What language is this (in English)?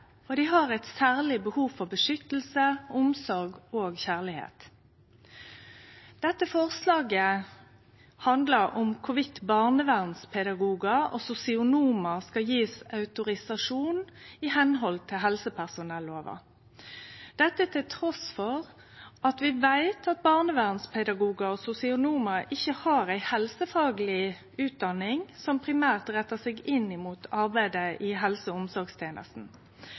Norwegian Nynorsk